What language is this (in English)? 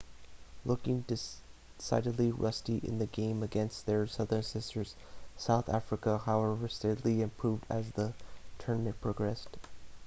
English